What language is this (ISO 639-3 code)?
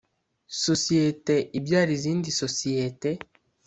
kin